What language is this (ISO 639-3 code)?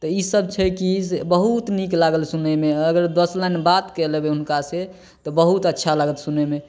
mai